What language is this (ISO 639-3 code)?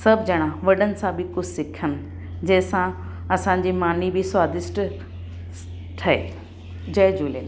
snd